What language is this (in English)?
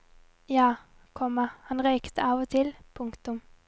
Norwegian